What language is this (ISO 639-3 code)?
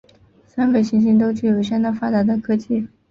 zho